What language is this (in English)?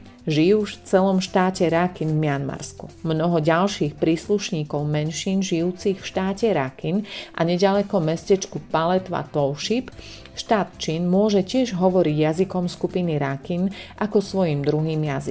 Slovak